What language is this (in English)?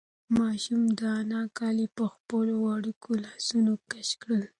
Pashto